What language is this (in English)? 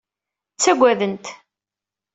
Kabyle